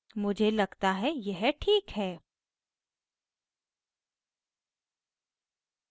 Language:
Hindi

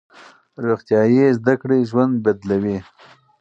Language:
Pashto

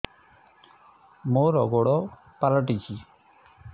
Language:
Odia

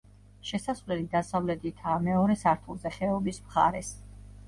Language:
Georgian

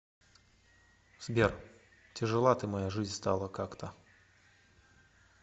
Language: Russian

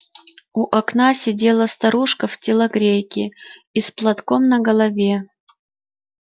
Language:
Russian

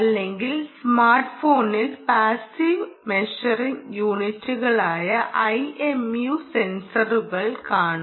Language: Malayalam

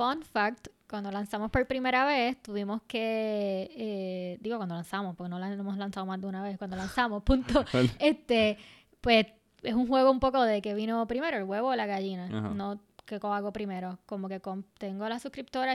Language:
Spanish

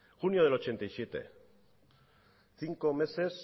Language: Spanish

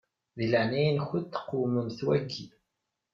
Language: Kabyle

